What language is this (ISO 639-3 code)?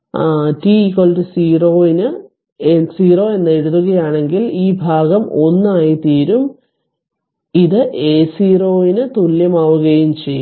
mal